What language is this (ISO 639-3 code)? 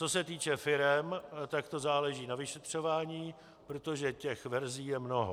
ces